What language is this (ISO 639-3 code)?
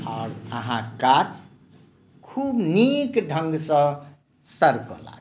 mai